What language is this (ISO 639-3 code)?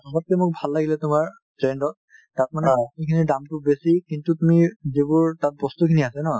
asm